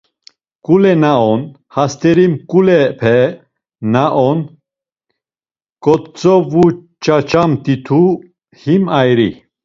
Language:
Laz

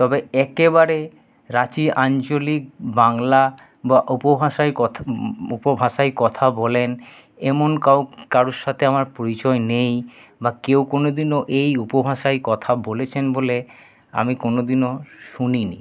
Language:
Bangla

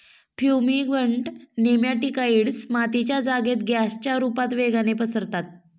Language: Marathi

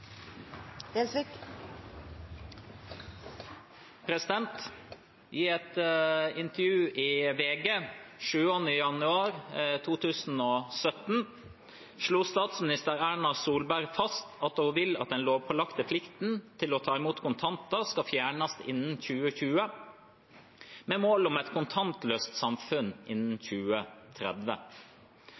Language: Norwegian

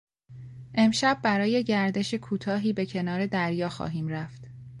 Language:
Persian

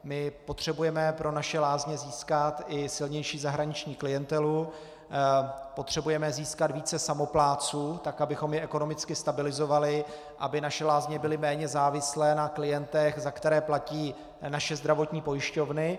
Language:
Czech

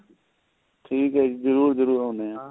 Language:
Punjabi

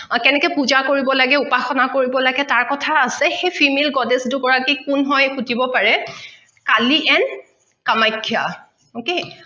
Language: Assamese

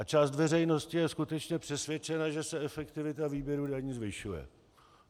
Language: Czech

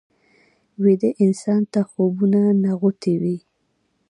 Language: Pashto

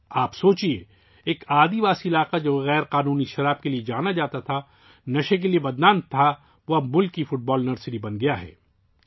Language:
Urdu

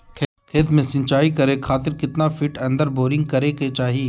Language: Magahi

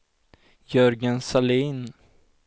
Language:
Swedish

